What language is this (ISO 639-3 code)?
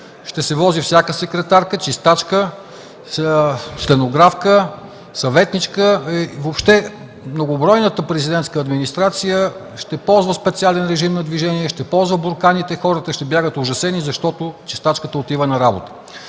bul